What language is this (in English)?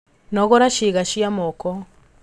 Kikuyu